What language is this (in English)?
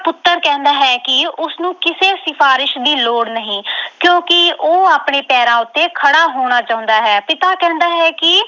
Punjabi